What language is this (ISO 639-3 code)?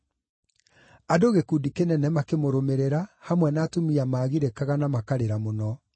kik